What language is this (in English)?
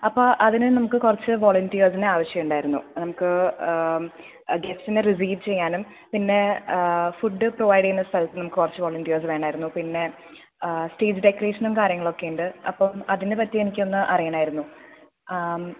Malayalam